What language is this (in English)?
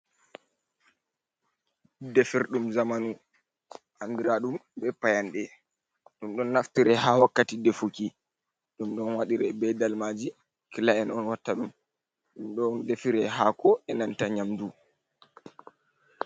Fula